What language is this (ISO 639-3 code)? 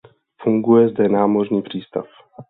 ces